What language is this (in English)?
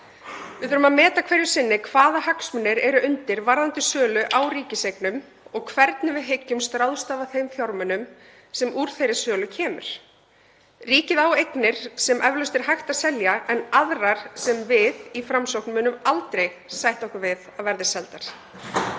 Icelandic